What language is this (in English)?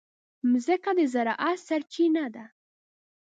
Pashto